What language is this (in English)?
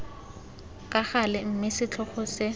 Tswana